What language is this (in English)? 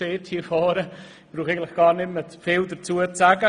Swiss German